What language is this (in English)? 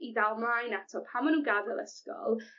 Welsh